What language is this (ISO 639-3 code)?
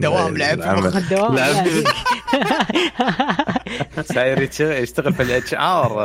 ara